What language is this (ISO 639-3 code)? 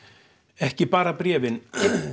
isl